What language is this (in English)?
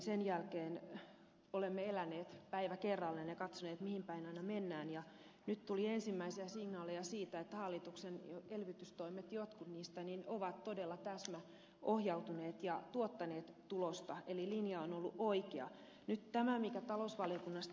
Finnish